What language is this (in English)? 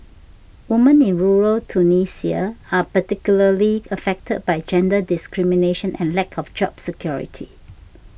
English